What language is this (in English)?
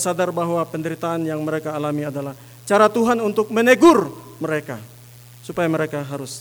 Indonesian